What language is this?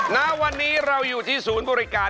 Thai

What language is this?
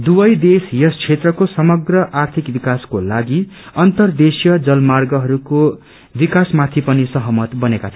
Nepali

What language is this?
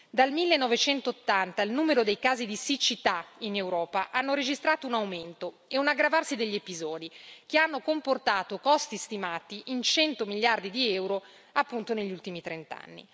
Italian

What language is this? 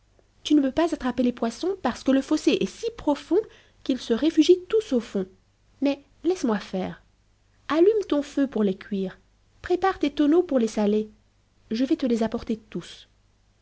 French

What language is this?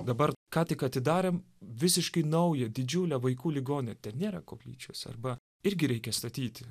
Lithuanian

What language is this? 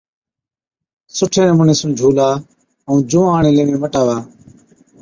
Od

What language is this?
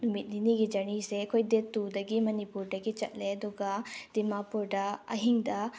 Manipuri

